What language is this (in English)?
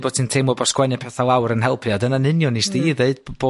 Welsh